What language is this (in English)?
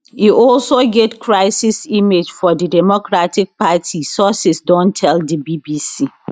Nigerian Pidgin